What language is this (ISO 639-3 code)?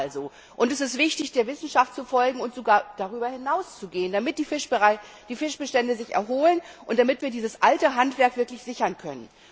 deu